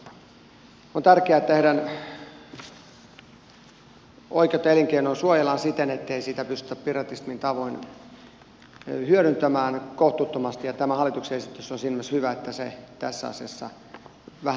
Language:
Finnish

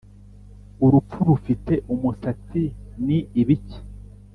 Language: Kinyarwanda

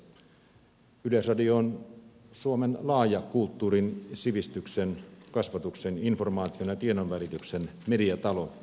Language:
Finnish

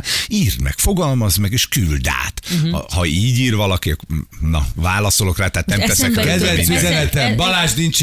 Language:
Hungarian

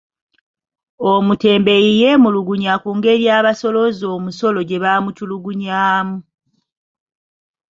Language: Ganda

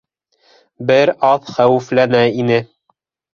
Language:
Bashkir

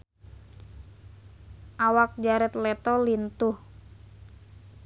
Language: Sundanese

